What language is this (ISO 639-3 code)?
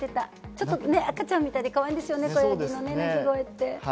jpn